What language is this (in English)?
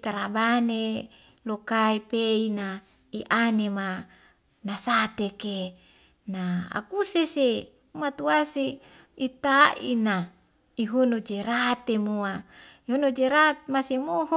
Wemale